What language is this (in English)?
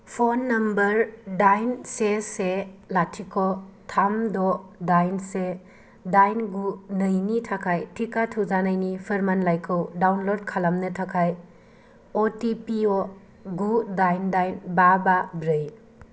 Bodo